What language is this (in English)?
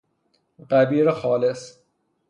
Persian